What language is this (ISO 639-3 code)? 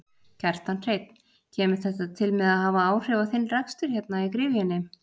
isl